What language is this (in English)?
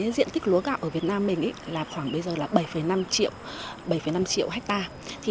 Vietnamese